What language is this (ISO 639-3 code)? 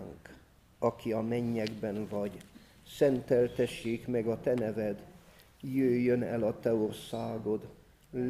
hun